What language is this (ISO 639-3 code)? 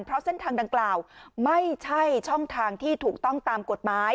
tha